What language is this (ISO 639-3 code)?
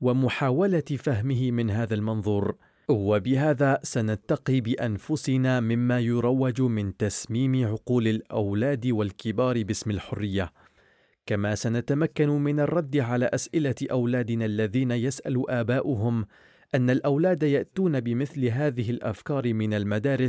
ara